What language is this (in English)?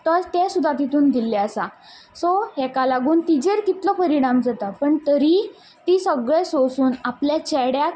Konkani